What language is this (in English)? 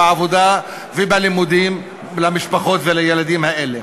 Hebrew